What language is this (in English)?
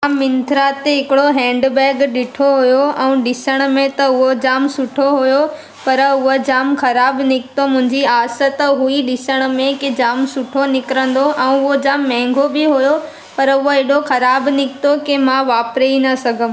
Sindhi